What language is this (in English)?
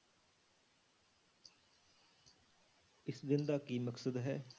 Punjabi